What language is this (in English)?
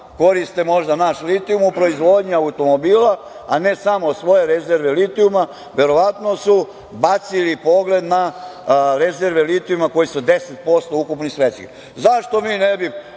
Serbian